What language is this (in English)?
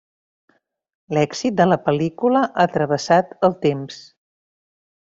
Catalan